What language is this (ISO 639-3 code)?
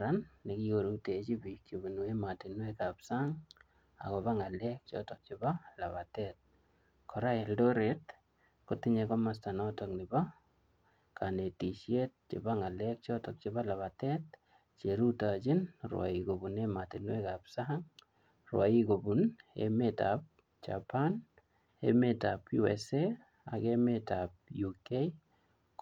kln